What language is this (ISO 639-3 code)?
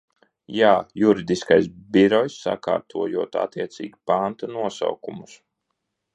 lav